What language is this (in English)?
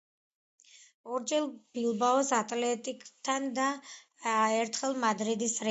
Georgian